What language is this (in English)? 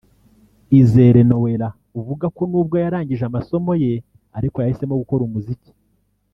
Kinyarwanda